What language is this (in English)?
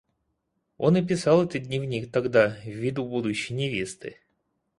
Russian